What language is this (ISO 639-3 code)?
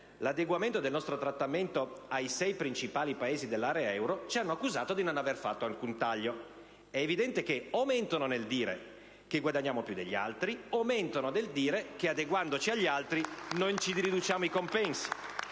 ita